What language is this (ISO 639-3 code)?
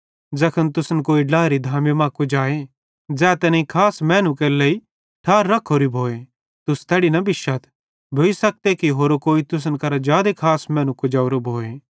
bhd